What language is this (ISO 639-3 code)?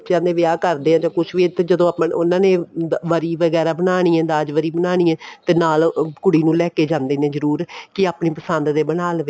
pan